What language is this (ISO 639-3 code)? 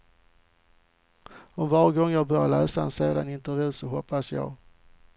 swe